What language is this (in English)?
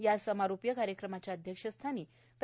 Marathi